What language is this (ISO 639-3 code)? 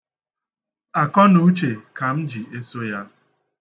ibo